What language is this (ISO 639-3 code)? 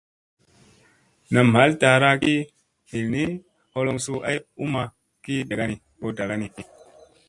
mse